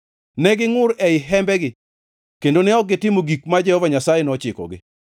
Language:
Luo (Kenya and Tanzania)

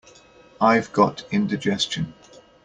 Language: English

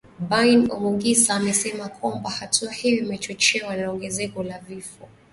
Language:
Swahili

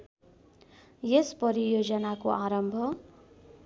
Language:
Nepali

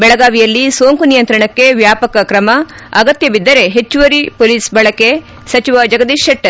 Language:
Kannada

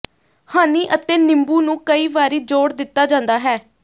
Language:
Punjabi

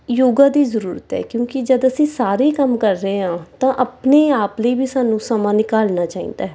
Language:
Punjabi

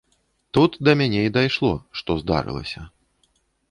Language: Belarusian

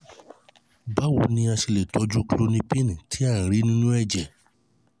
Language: Yoruba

